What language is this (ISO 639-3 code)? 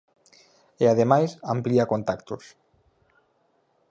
glg